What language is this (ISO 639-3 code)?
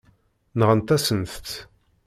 kab